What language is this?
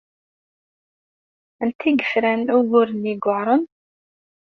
Kabyle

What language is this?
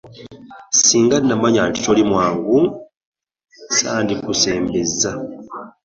Ganda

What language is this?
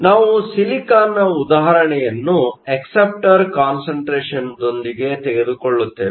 Kannada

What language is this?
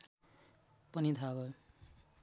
Nepali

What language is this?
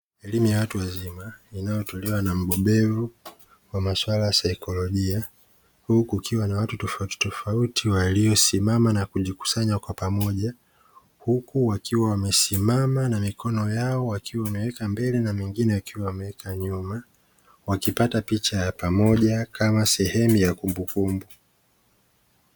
Swahili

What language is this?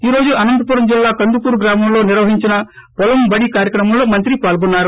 Telugu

